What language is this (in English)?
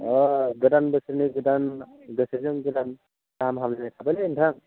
Bodo